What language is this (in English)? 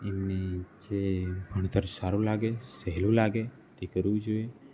Gujarati